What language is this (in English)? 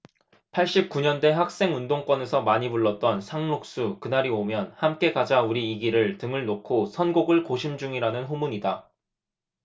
Korean